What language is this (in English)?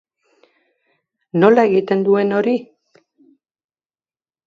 Basque